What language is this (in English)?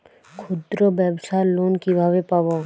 Bangla